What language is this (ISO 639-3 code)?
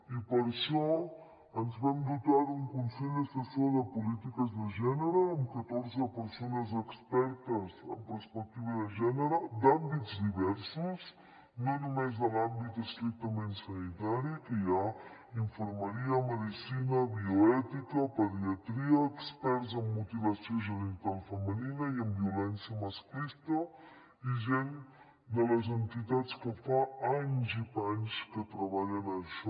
cat